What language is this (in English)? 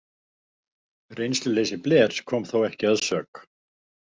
Icelandic